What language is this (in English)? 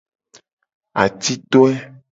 Gen